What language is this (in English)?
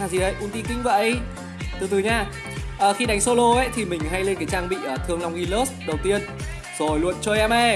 Vietnamese